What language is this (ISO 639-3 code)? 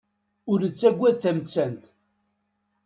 kab